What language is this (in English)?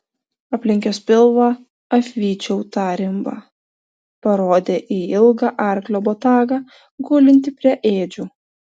Lithuanian